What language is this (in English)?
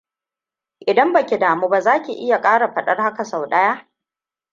Hausa